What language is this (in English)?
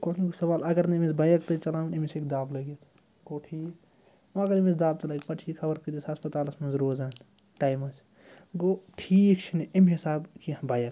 Kashmiri